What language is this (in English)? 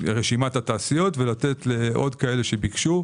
Hebrew